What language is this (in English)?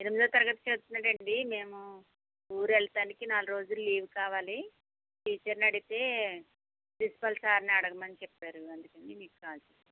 Telugu